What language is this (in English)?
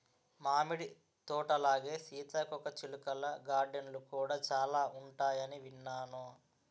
Telugu